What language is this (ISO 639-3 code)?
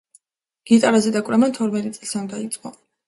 kat